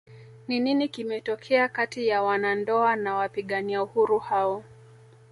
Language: Swahili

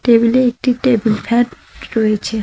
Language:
Bangla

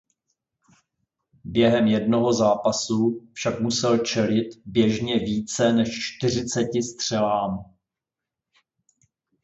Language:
Czech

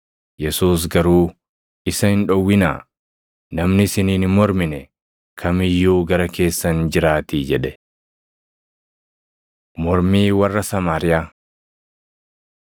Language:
Oromo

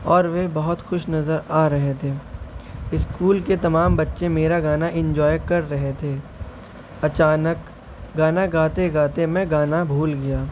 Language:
Urdu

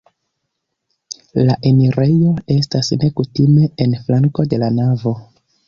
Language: Esperanto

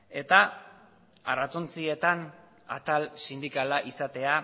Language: Basque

